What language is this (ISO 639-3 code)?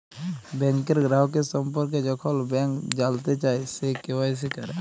ben